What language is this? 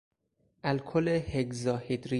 Persian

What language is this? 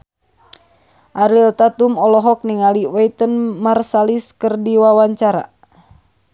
Sundanese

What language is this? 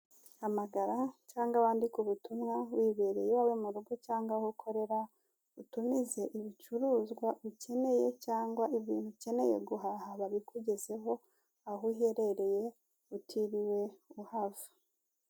Kinyarwanda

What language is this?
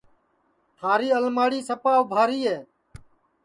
Sansi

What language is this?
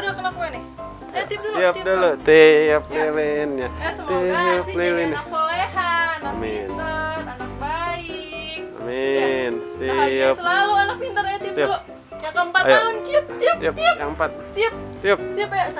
Indonesian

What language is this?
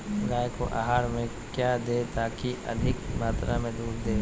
Magahi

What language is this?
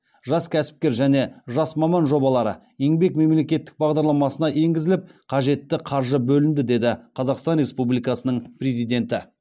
Kazakh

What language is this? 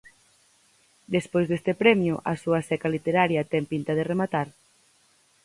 Galician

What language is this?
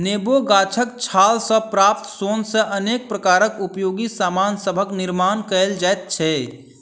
Maithili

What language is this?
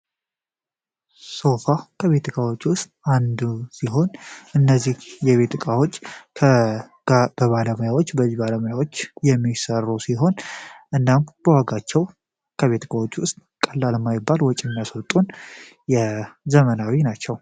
Amharic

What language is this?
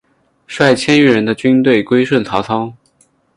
Chinese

